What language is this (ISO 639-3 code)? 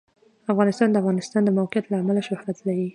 pus